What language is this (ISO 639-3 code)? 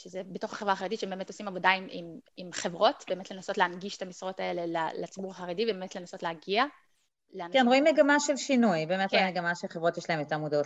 heb